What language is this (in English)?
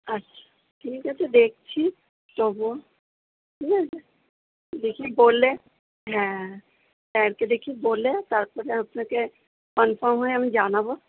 Bangla